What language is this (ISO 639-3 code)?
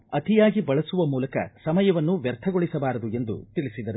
kan